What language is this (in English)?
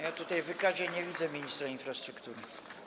Polish